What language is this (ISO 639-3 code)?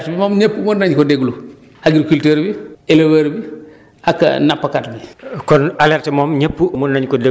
wol